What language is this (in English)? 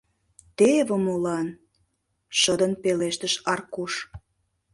Mari